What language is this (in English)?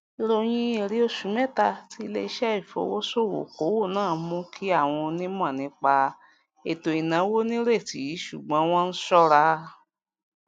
Yoruba